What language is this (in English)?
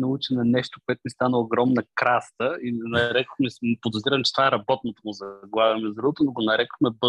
Bulgarian